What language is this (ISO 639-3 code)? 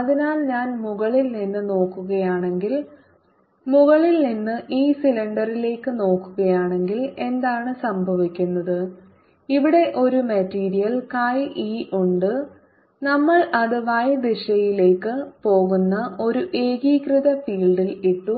mal